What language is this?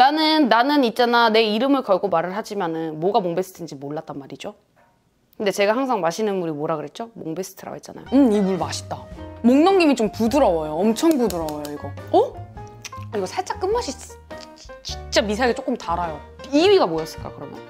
Korean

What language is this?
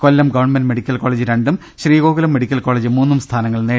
Malayalam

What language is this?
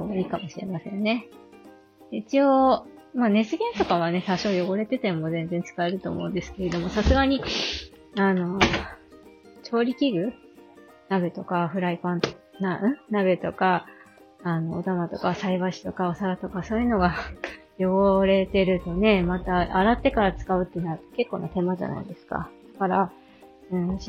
Japanese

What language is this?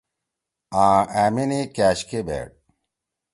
Torwali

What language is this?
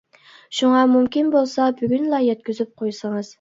Uyghur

